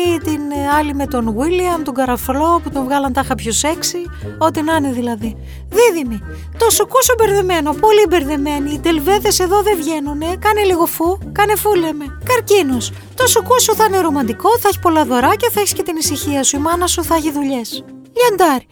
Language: Greek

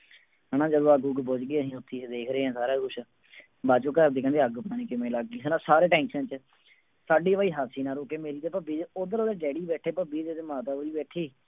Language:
Punjabi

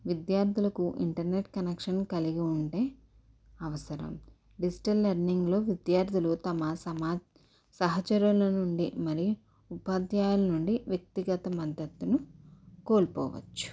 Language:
Telugu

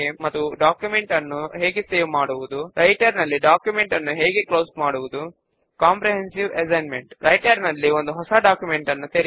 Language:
Telugu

